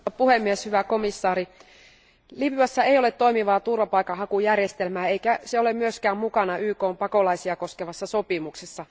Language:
Finnish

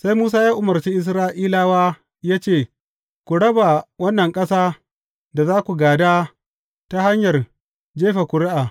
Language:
Hausa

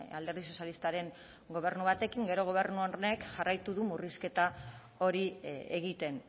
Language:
Basque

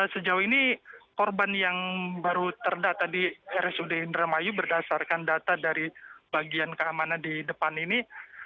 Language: Indonesian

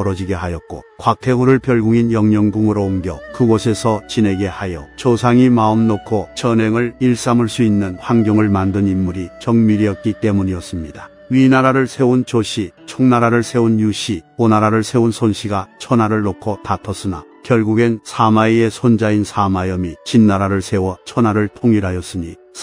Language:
Korean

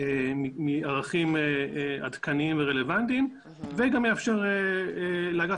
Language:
Hebrew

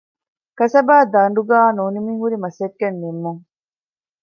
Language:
Divehi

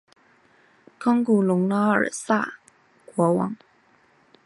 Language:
Chinese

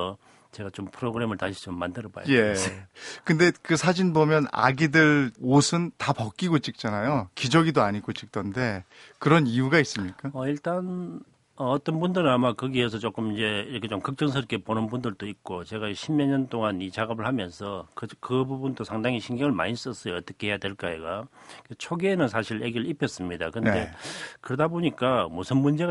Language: Korean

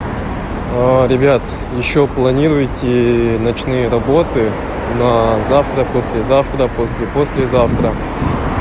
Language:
Russian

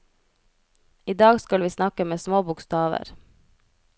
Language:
Norwegian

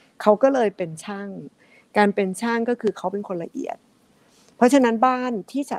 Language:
Thai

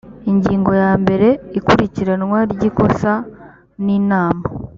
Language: Kinyarwanda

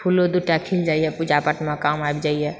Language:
Maithili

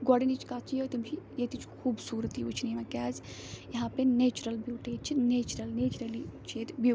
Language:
Kashmiri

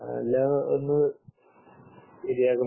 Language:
Malayalam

